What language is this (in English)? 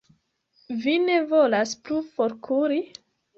Esperanto